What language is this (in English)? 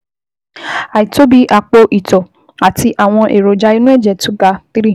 Yoruba